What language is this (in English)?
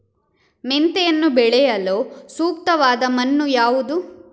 Kannada